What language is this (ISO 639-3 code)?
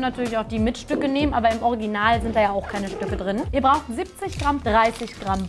deu